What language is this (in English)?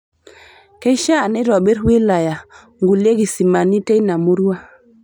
Masai